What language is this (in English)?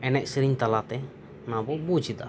Santali